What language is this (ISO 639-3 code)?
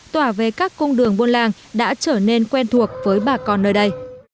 vie